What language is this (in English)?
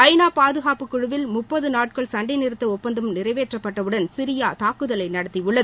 Tamil